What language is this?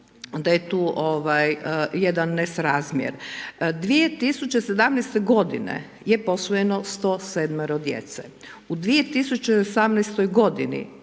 Croatian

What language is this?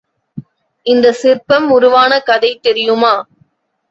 Tamil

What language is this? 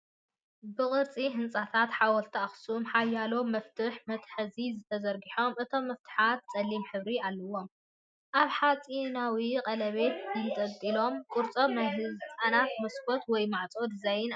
Tigrinya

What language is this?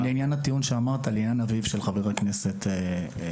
Hebrew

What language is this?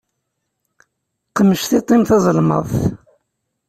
Kabyle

